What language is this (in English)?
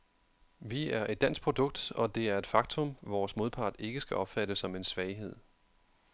Danish